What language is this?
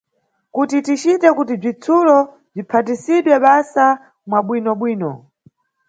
Nyungwe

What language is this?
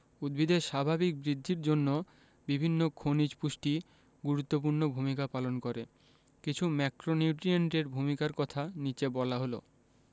Bangla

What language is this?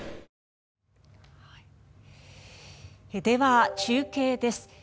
Japanese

